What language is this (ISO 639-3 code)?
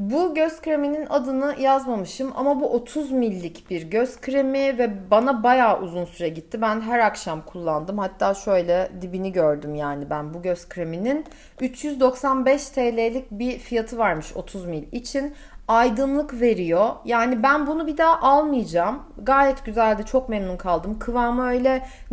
tur